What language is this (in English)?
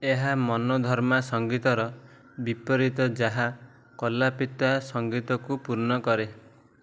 Odia